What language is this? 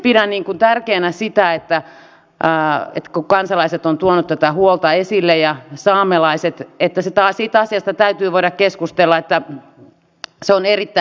Finnish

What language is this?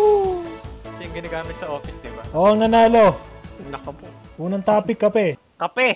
Filipino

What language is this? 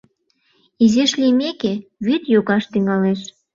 Mari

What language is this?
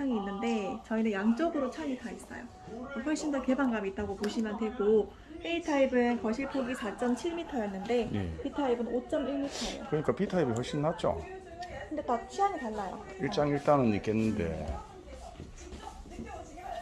Korean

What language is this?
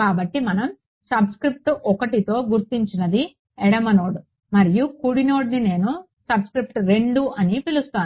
Telugu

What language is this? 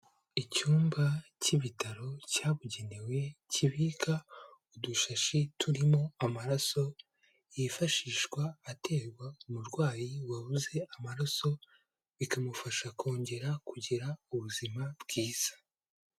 Kinyarwanda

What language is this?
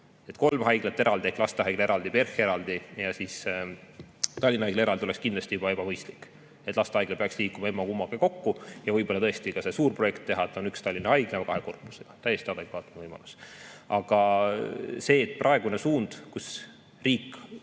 Estonian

